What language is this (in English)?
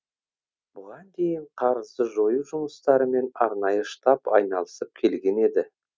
Kazakh